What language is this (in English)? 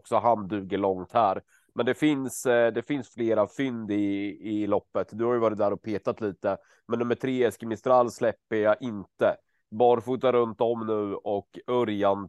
Swedish